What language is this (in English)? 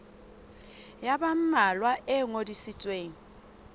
Southern Sotho